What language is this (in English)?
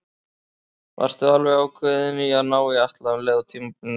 Icelandic